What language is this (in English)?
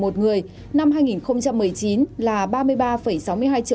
Vietnamese